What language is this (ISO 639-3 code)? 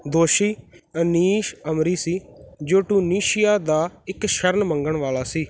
pan